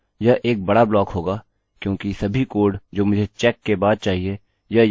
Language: Hindi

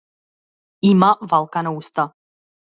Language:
Macedonian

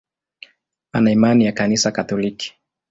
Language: Swahili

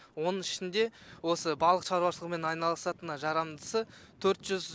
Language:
Kazakh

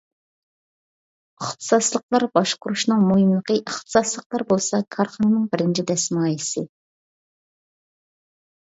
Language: Uyghur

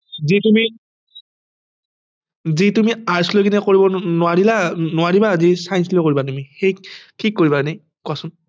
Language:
Assamese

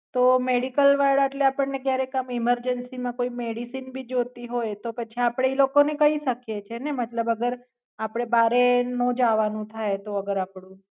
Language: Gujarati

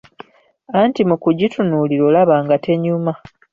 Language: Ganda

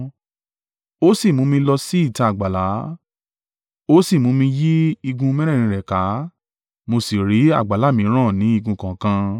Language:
Yoruba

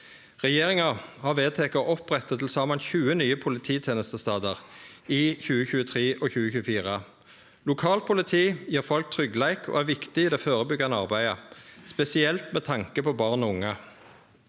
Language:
Norwegian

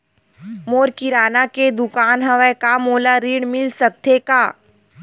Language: Chhattisgarhi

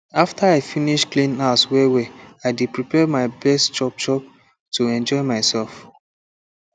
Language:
Nigerian Pidgin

